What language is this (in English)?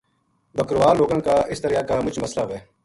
Gujari